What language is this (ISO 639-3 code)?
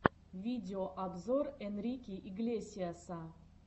rus